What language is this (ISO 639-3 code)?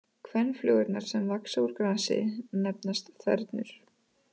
isl